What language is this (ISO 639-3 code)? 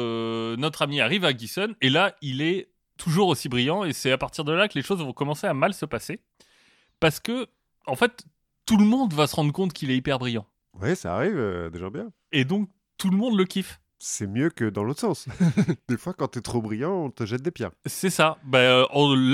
fra